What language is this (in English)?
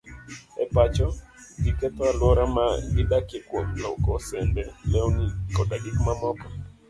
Luo (Kenya and Tanzania)